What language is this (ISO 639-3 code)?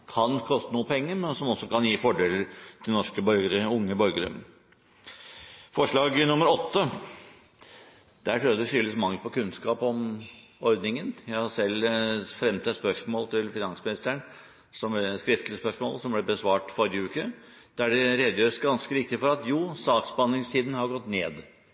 nob